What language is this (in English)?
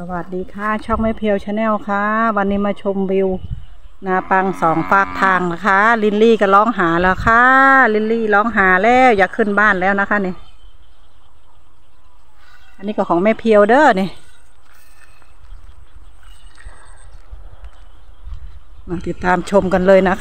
Thai